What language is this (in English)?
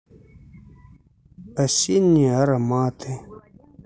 Russian